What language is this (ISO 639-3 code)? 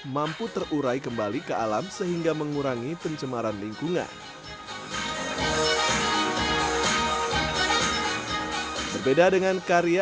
ind